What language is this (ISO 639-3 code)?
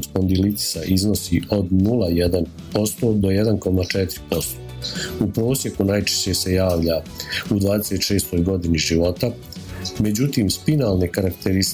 hrv